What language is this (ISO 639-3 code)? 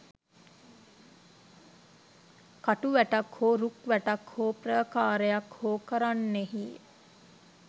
sin